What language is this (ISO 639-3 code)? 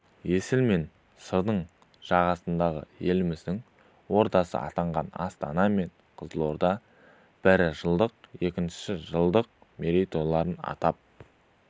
kaz